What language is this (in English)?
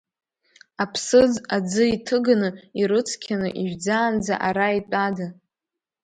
Abkhazian